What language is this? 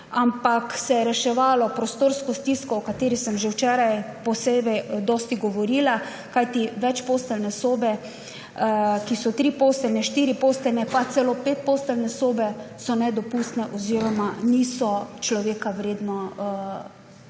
Slovenian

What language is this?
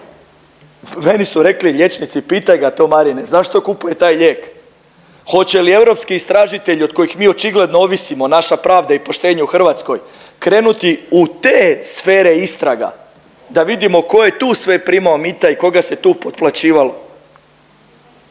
Croatian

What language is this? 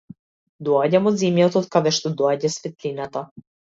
Macedonian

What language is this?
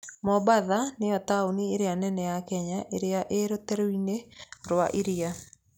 Kikuyu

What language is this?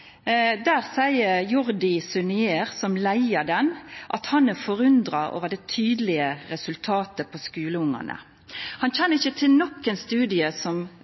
Norwegian Nynorsk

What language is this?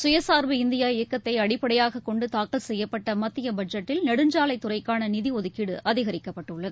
Tamil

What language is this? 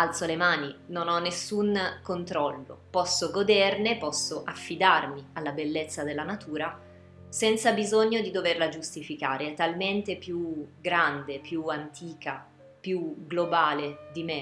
Italian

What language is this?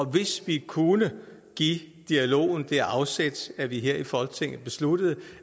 Danish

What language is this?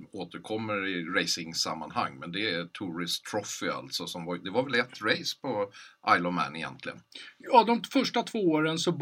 Swedish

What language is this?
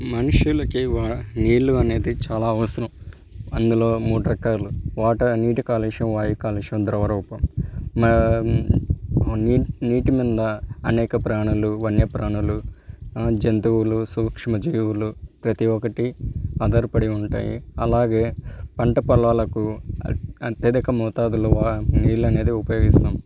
Telugu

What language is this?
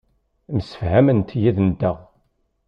Kabyle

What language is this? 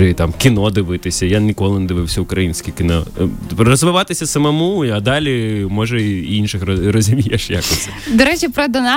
Ukrainian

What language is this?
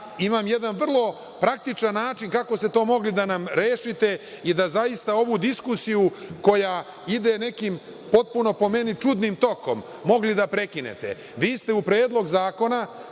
Serbian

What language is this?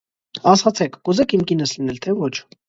Armenian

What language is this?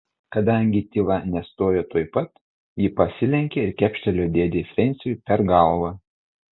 Lithuanian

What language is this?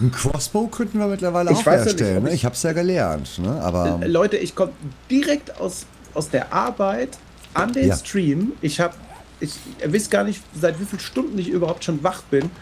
German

